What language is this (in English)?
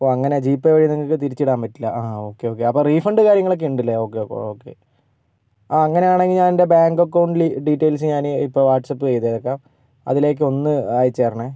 Malayalam